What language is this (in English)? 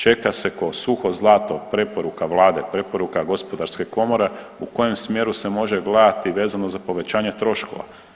Croatian